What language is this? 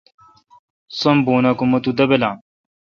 Kalkoti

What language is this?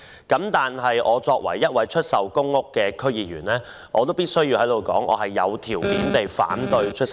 Cantonese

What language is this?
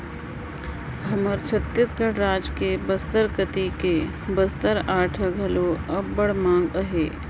Chhattisgarhi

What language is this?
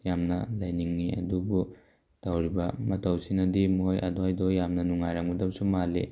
Manipuri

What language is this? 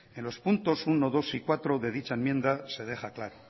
Spanish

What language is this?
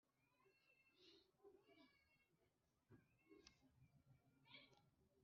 Kinyarwanda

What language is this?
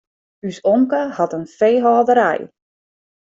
Western Frisian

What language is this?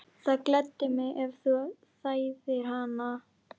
Icelandic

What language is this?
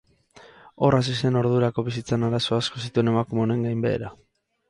Basque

